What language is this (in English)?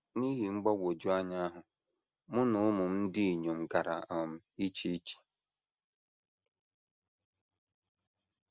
Igbo